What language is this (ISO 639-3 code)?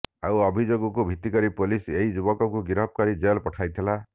ori